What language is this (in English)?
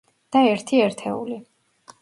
Georgian